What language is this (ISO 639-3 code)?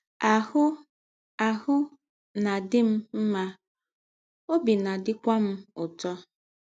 ibo